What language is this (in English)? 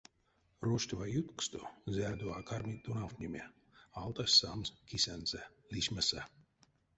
Erzya